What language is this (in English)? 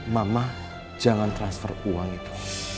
Indonesian